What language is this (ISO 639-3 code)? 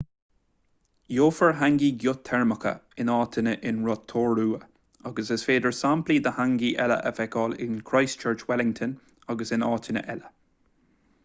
gle